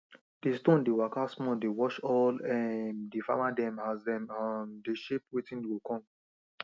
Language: Nigerian Pidgin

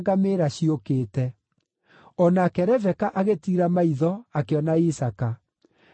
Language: Kikuyu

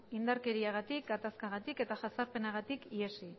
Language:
Basque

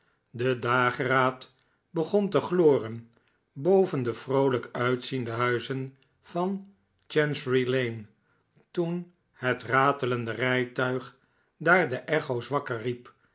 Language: Dutch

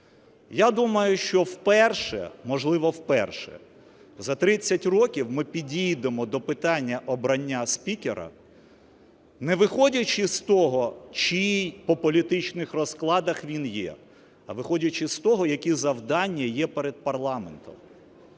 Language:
Ukrainian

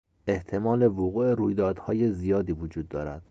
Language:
Persian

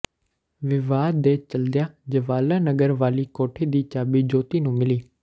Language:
Punjabi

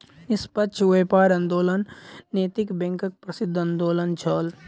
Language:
Maithili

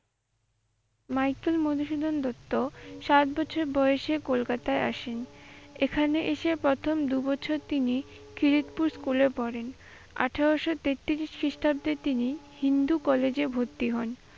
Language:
Bangla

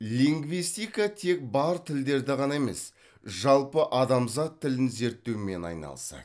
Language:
Kazakh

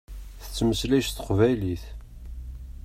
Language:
Kabyle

